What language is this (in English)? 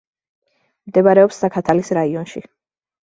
Georgian